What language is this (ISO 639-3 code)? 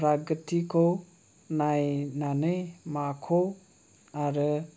brx